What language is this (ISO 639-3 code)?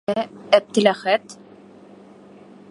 bak